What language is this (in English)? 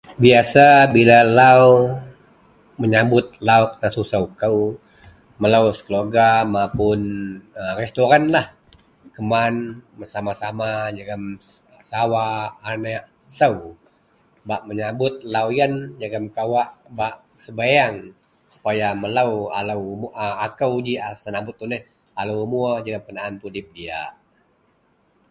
Central Melanau